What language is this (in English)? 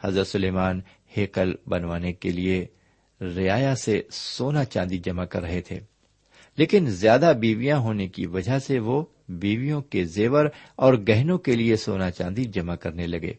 Urdu